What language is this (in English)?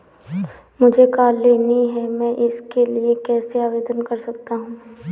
Hindi